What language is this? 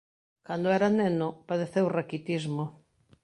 Galician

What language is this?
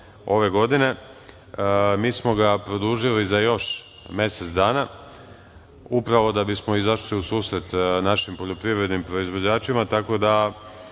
Serbian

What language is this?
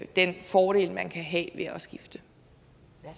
Danish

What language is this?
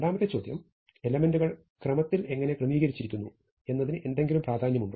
Malayalam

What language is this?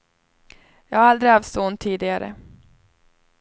Swedish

